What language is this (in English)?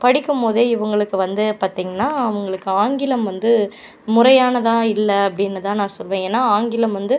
Tamil